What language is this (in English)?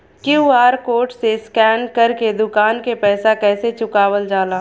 Bhojpuri